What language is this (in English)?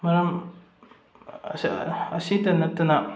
Manipuri